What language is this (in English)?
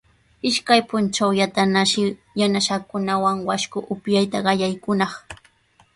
Sihuas Ancash Quechua